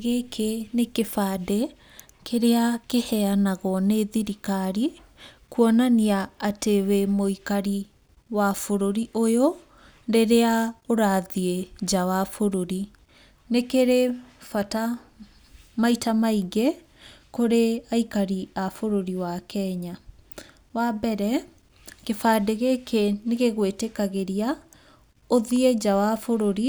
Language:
Kikuyu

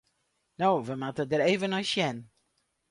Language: Western Frisian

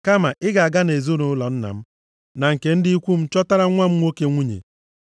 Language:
Igbo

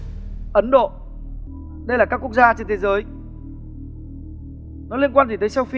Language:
Vietnamese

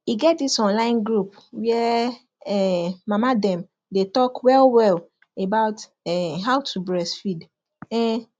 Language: Nigerian Pidgin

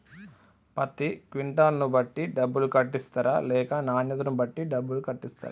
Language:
Telugu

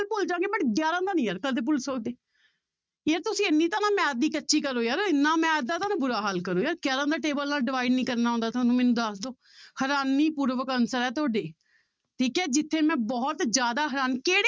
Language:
Punjabi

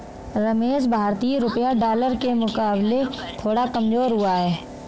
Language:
Hindi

